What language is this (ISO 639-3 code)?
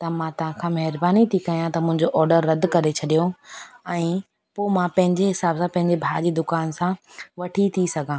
snd